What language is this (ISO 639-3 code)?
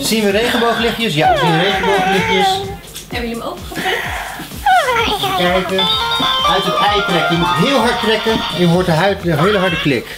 nld